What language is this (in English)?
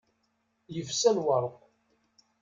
Kabyle